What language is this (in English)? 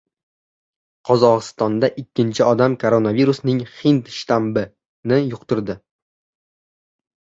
Uzbek